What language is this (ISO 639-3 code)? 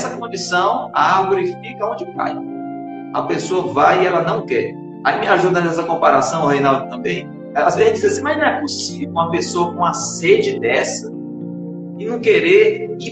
por